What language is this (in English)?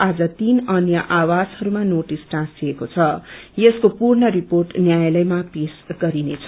Nepali